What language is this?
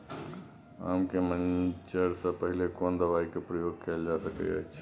Maithili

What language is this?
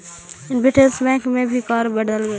Magahi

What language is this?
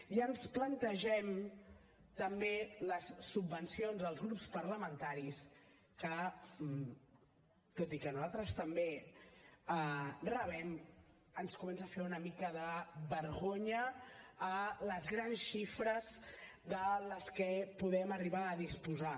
Catalan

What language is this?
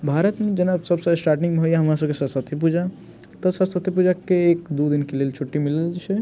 Maithili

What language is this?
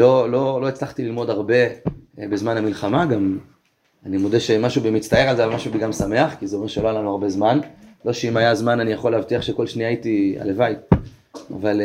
Hebrew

